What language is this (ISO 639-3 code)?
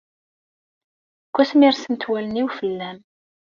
kab